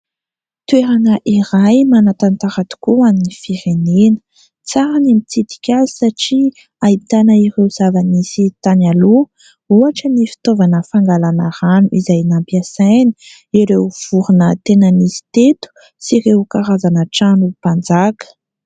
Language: Malagasy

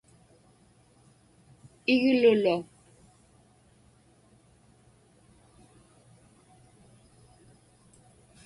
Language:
Inupiaq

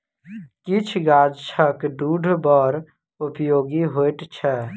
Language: Maithili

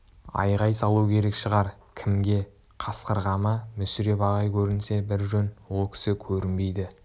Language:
Kazakh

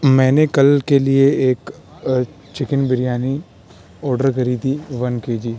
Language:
Urdu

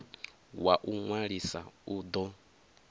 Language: Venda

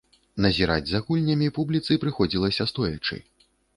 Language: Belarusian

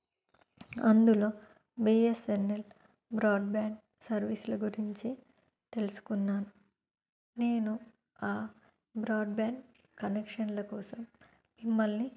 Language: Telugu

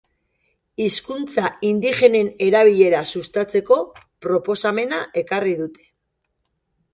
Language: Basque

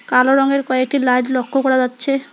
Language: Bangla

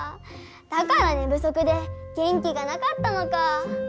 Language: Japanese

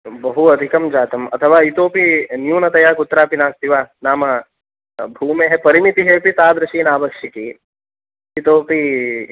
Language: Sanskrit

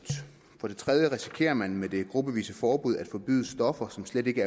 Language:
Danish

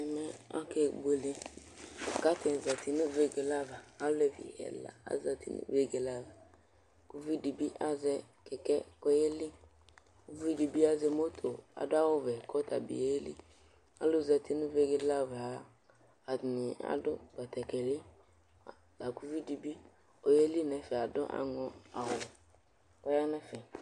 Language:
Ikposo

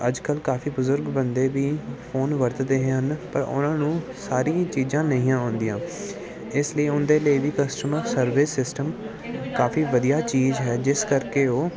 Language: Punjabi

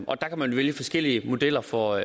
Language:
Danish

